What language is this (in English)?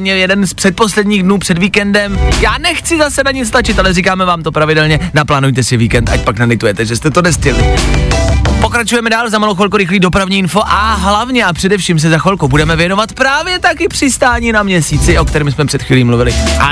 Czech